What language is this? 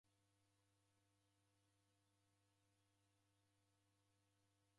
Taita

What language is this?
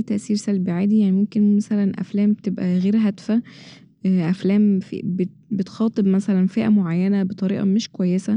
Egyptian Arabic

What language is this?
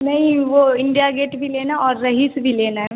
Hindi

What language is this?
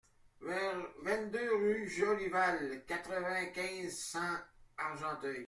French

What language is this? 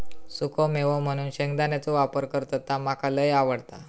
Marathi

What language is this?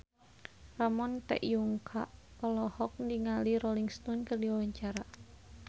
Sundanese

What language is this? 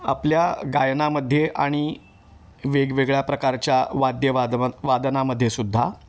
Marathi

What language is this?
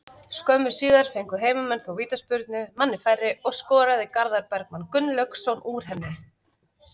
Icelandic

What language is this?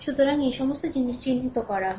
Bangla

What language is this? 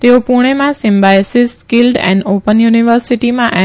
Gujarati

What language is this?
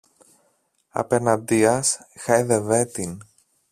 Greek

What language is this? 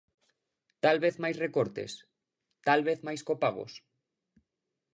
Galician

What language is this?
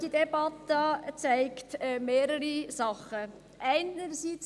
Swiss German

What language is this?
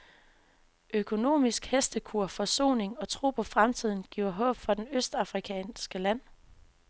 Danish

